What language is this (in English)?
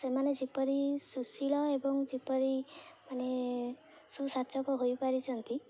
Odia